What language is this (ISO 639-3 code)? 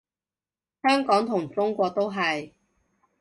yue